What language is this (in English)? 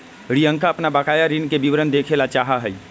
Magahi